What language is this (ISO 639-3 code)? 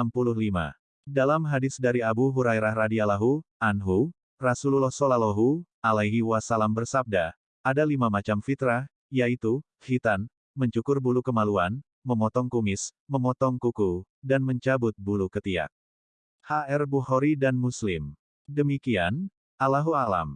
ind